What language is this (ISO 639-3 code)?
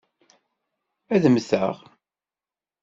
kab